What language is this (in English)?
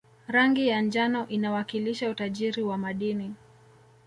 Swahili